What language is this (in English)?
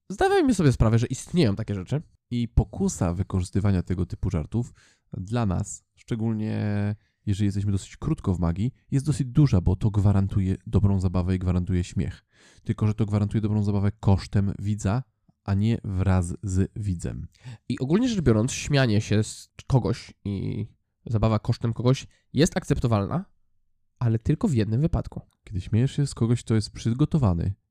Polish